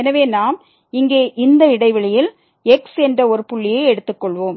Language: Tamil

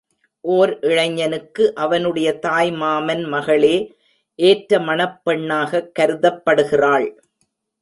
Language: Tamil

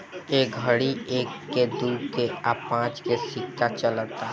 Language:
Bhojpuri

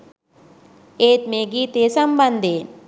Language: Sinhala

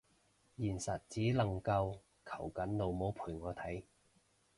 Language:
Cantonese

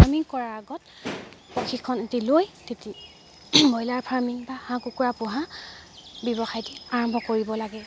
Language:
Assamese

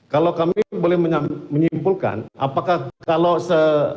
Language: Indonesian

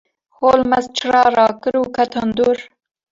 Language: Kurdish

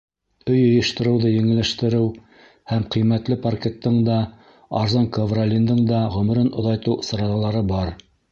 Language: Bashkir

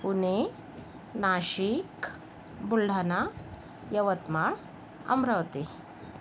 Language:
Marathi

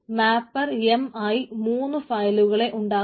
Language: Malayalam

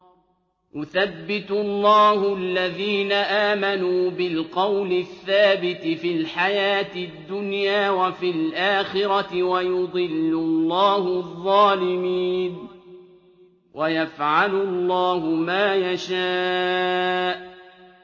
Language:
Arabic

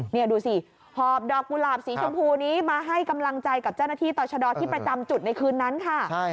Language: Thai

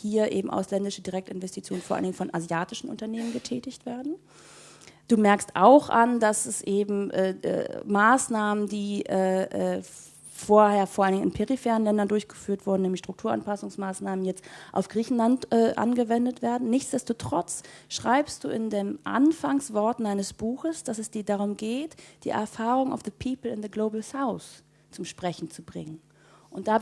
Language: German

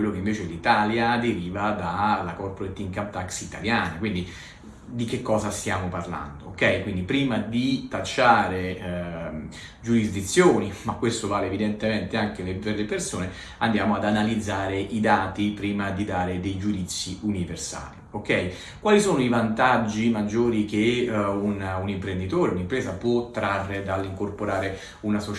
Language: Italian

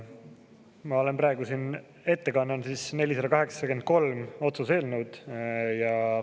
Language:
Estonian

